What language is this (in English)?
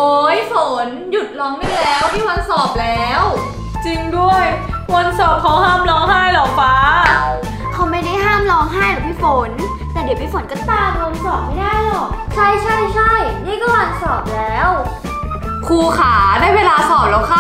Thai